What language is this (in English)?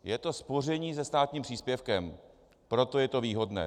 Czech